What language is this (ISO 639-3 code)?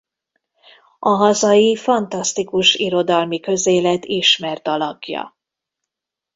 hun